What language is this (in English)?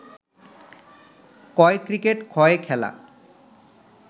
Bangla